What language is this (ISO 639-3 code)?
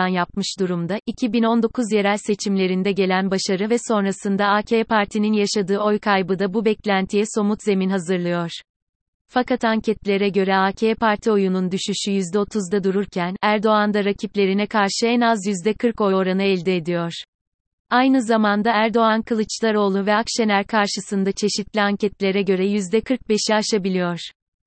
tur